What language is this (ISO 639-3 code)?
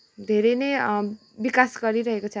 nep